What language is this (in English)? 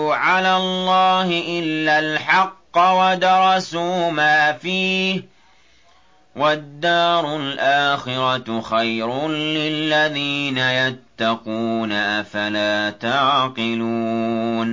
Arabic